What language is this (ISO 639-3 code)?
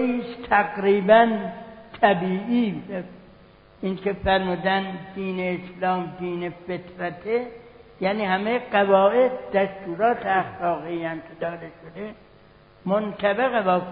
fas